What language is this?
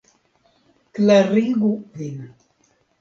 Esperanto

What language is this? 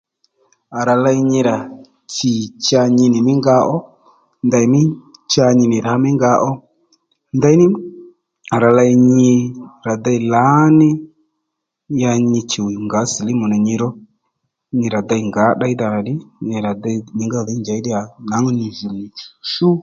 Lendu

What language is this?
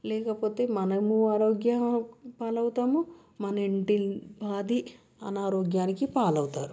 Telugu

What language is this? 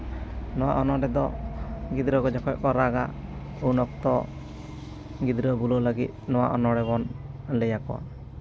Santali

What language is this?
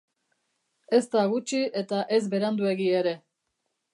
Basque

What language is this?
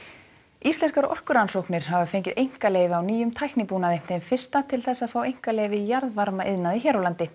Icelandic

